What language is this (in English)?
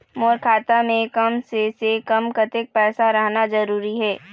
Chhattisgarhi